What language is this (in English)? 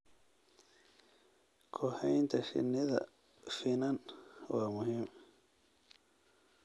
Somali